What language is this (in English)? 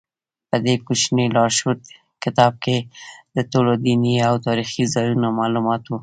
Pashto